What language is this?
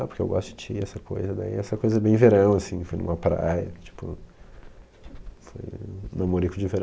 Portuguese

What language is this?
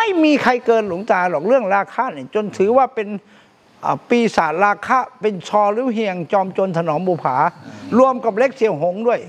Thai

